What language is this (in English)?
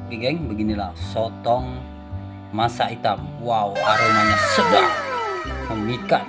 Indonesian